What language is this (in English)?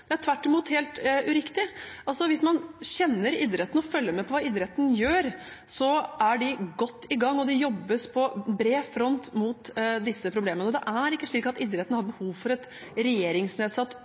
Norwegian Bokmål